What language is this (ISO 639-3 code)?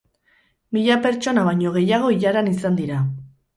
eus